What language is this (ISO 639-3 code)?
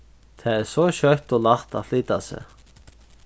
fao